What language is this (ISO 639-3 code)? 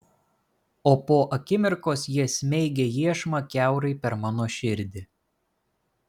lit